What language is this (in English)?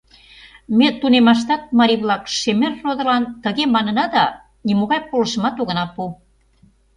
Mari